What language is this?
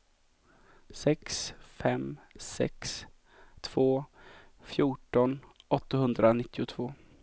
Swedish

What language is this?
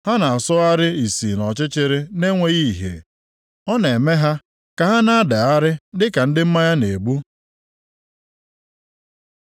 Igbo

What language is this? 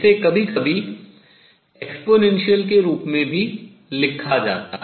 Hindi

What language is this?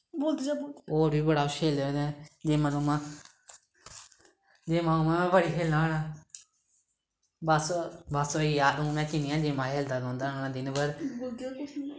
Dogri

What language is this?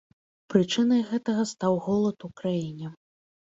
Belarusian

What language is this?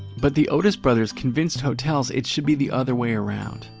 English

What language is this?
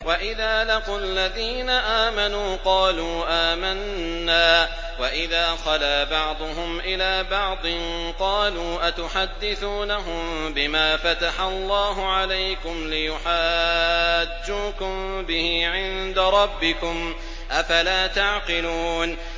Arabic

